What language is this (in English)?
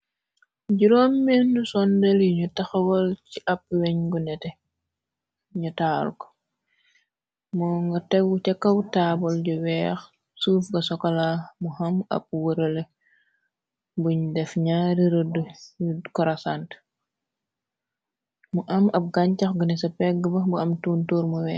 Wolof